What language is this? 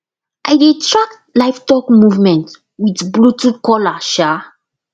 Nigerian Pidgin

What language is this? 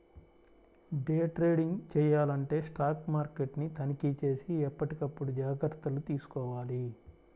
Telugu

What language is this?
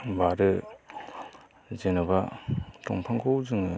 Bodo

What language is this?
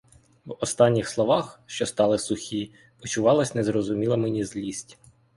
Ukrainian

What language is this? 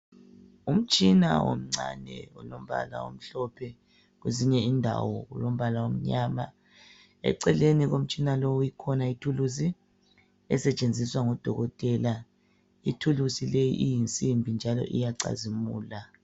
North Ndebele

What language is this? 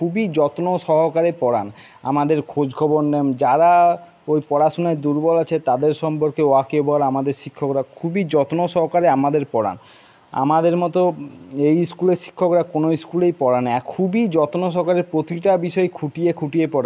Bangla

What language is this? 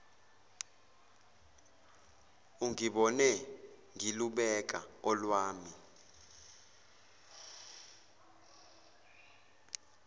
Zulu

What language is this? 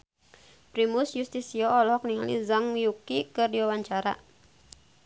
Sundanese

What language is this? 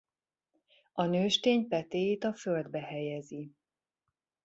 Hungarian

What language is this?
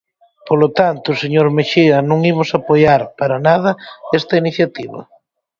Galician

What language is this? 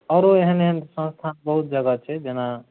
Maithili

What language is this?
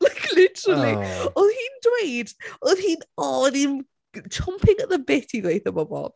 Welsh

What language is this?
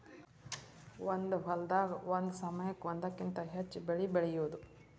Kannada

